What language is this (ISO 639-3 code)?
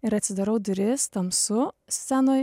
lit